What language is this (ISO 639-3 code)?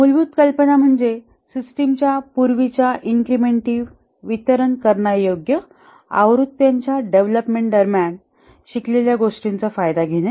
mar